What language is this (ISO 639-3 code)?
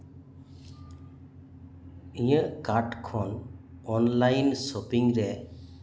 sat